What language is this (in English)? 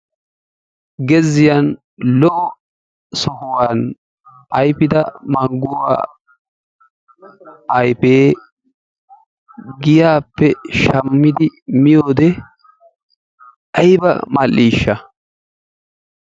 Wolaytta